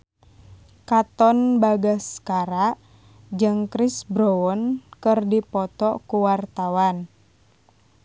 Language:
Sundanese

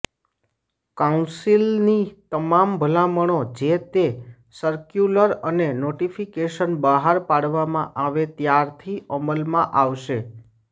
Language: Gujarati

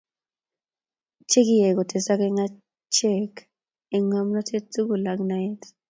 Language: Kalenjin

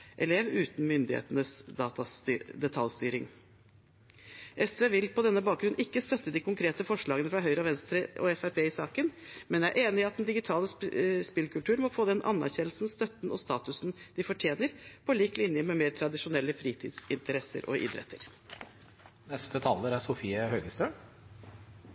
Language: Norwegian Bokmål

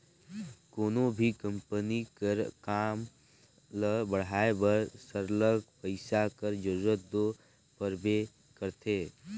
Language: Chhattisgarhi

